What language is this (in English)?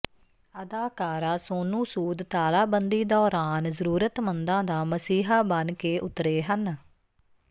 Punjabi